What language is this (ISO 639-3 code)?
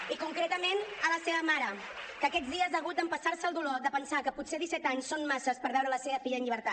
cat